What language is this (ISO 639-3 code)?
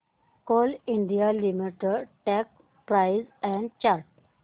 mar